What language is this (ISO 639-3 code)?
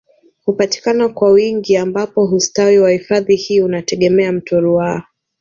swa